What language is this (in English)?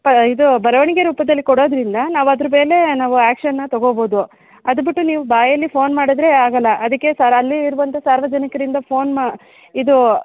Kannada